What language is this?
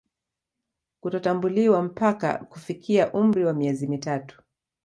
Swahili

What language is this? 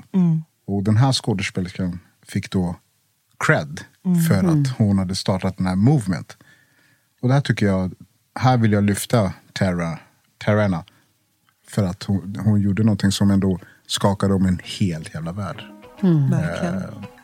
Swedish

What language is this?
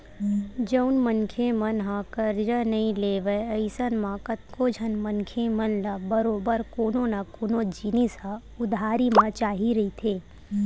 Chhattisgarhi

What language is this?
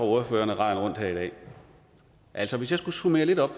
Danish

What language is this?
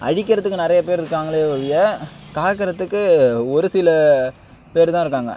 Tamil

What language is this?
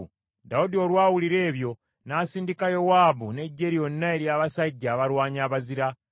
Ganda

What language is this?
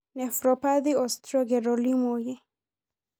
Masai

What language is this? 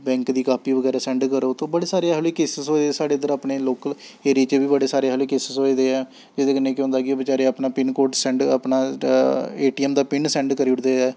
Dogri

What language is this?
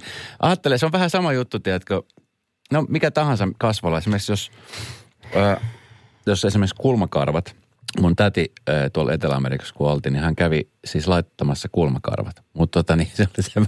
Finnish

